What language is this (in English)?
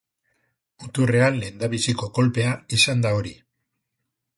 Basque